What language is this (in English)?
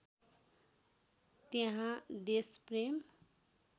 Nepali